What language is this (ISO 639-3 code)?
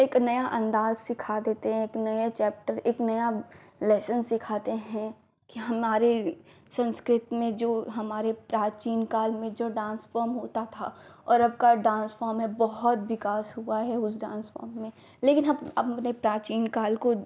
hin